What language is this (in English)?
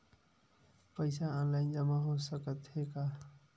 Chhattisgarhi